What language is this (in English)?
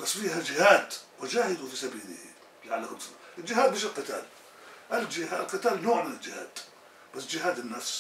Arabic